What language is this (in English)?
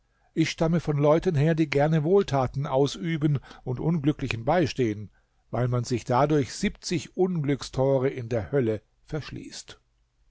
German